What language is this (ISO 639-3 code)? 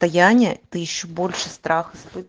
rus